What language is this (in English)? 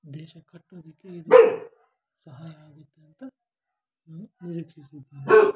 Kannada